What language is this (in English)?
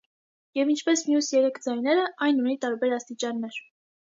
Armenian